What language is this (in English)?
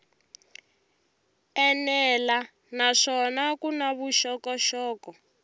Tsonga